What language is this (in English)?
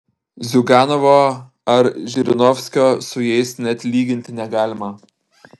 Lithuanian